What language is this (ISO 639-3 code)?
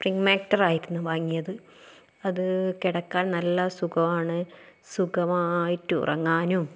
mal